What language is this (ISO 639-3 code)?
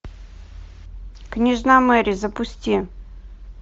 rus